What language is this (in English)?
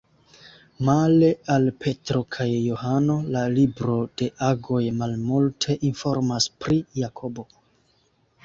Esperanto